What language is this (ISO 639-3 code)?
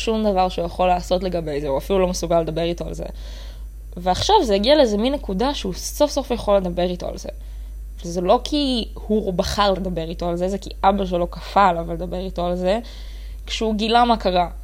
heb